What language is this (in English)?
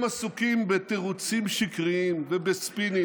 Hebrew